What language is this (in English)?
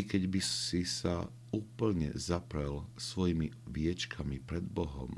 Slovak